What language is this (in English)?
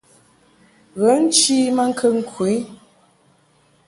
Mungaka